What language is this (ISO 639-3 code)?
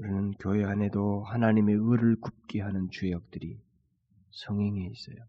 kor